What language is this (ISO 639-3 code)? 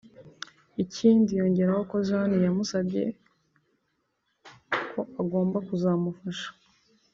kin